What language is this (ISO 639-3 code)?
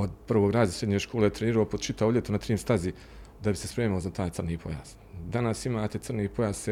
hrv